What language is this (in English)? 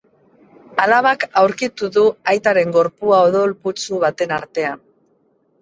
Basque